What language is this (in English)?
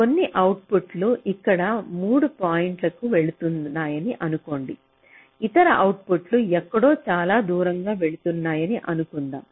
Telugu